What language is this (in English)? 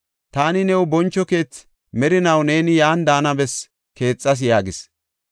Gofa